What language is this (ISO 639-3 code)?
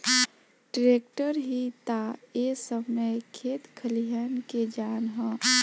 bho